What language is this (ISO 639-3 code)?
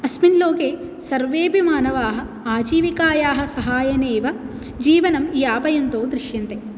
san